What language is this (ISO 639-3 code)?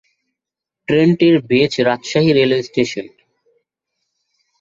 ben